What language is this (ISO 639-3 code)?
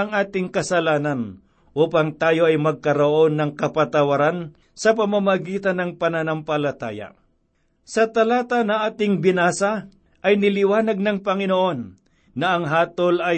fil